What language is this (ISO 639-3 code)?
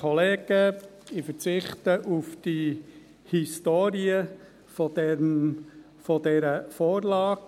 gsw